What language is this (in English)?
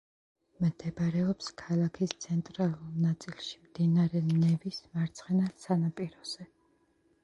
Georgian